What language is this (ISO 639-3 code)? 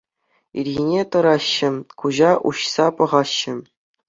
chv